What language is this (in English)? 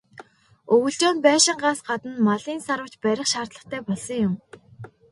Mongolian